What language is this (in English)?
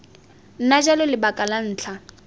Tswana